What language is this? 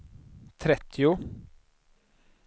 Swedish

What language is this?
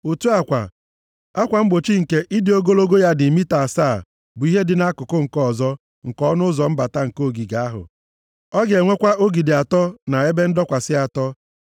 Igbo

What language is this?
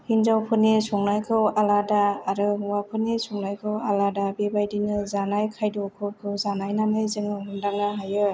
Bodo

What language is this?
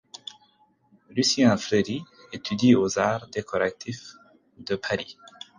French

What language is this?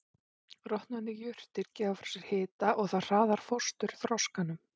Icelandic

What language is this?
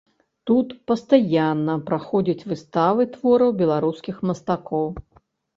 Belarusian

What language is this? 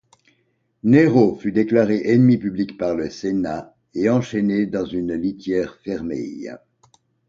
French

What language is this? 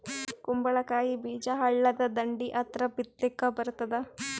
Kannada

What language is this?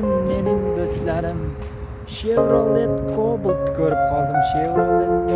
Uzbek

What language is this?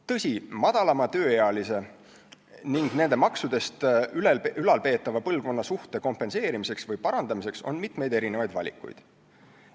Estonian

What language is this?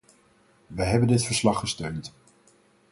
Dutch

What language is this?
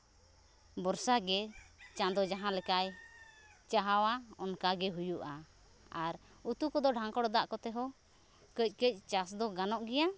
Santali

